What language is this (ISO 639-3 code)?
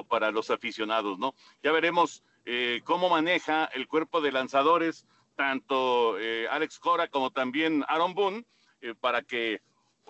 spa